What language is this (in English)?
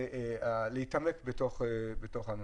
Hebrew